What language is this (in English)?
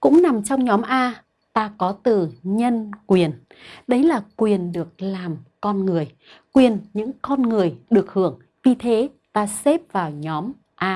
Vietnamese